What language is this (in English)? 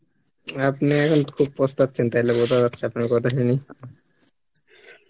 Bangla